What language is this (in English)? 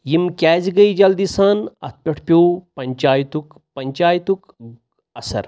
Kashmiri